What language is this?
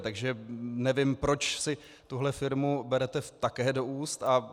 Czech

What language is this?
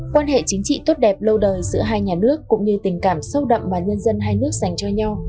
Vietnamese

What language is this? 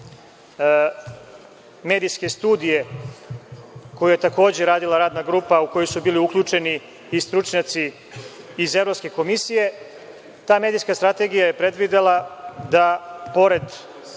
Serbian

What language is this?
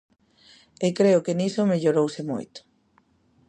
Galician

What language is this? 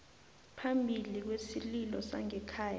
South Ndebele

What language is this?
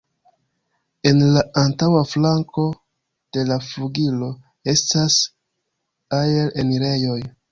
Esperanto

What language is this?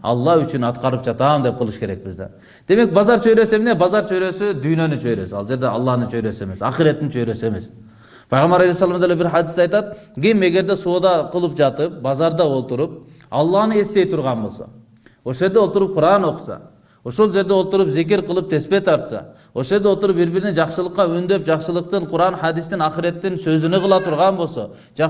Turkish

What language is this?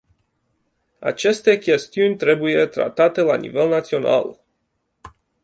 Romanian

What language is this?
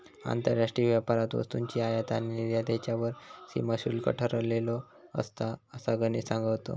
Marathi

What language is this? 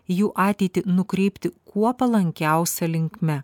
Lithuanian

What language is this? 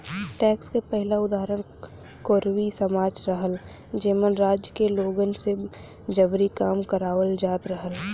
Bhojpuri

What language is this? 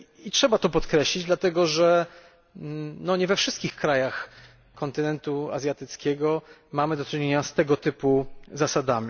Polish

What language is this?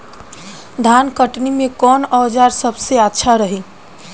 Bhojpuri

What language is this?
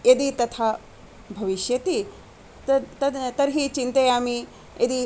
Sanskrit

